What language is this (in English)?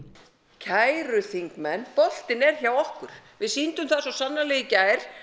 Icelandic